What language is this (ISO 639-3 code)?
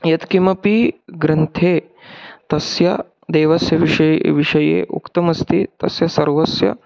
san